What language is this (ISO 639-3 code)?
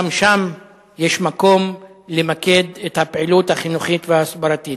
heb